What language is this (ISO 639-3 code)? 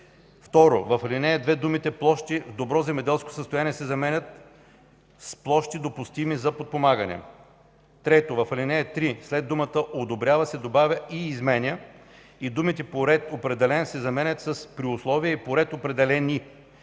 bul